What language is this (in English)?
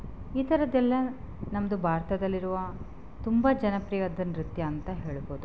Kannada